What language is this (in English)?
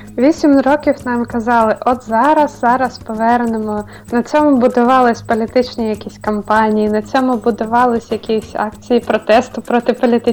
Ukrainian